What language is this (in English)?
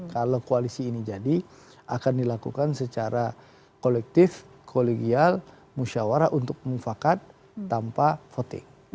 Indonesian